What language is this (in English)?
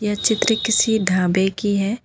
Hindi